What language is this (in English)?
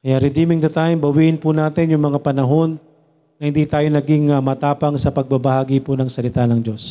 Filipino